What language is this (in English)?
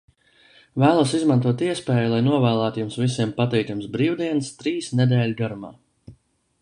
Latvian